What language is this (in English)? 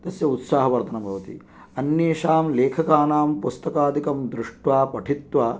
Sanskrit